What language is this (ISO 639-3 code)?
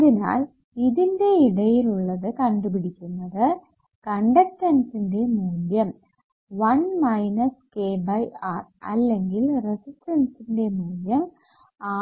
mal